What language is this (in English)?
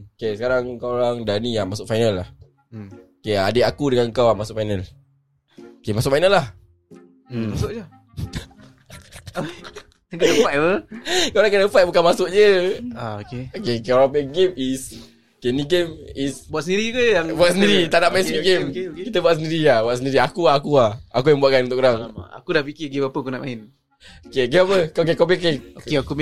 Malay